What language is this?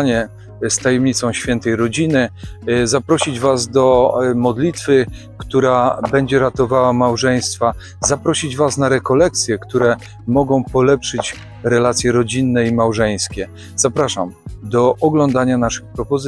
Polish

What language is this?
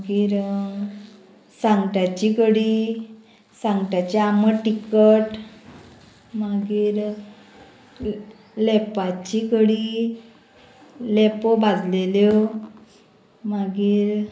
Konkani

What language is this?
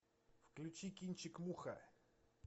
Russian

